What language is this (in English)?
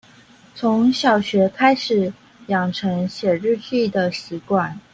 Chinese